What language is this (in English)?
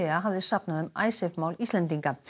Icelandic